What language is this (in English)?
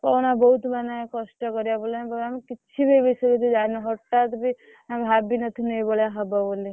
Odia